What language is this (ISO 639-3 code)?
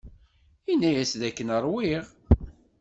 kab